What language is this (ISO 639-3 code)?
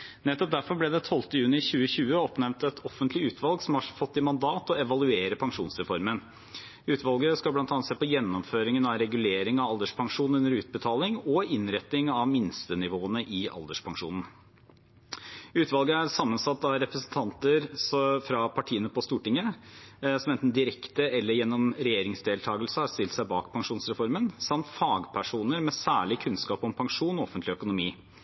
nob